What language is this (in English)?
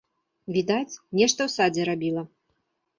Belarusian